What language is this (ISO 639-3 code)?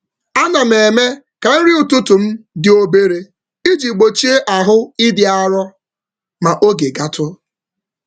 ibo